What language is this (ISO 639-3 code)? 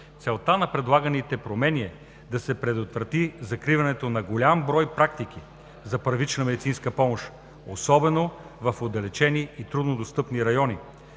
bul